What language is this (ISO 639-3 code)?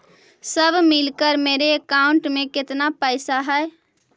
mag